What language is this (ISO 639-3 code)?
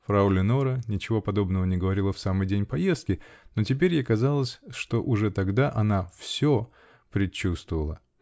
rus